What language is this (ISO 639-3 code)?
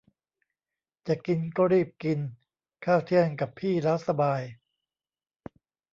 tha